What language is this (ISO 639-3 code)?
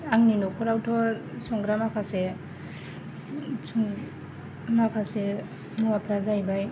brx